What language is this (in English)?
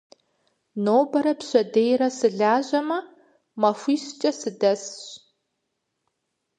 Kabardian